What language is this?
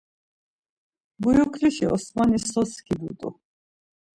Laz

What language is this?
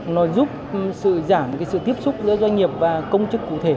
Vietnamese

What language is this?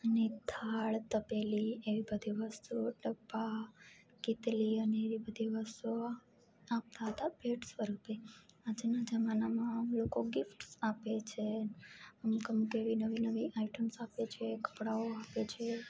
Gujarati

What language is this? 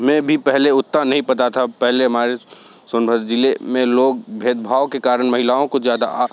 Hindi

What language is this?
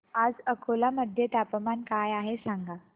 Marathi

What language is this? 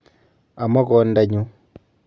Kalenjin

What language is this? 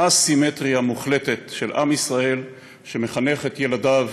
Hebrew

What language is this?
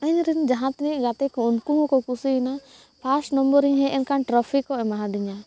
Santali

